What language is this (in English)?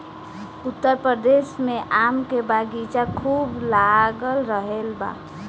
Bhojpuri